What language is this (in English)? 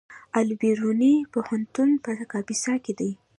Pashto